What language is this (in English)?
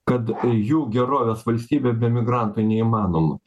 Lithuanian